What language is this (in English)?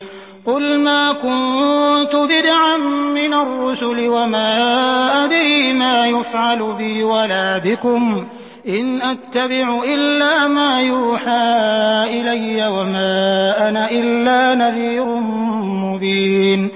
Arabic